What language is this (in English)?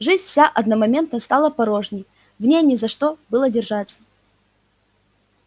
Russian